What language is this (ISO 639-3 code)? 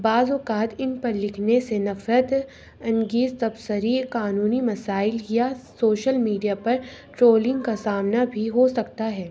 urd